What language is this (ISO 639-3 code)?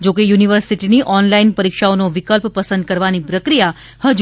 guj